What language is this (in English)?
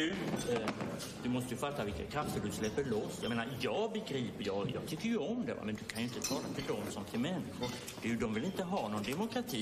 Swedish